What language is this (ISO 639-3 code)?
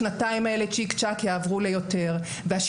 heb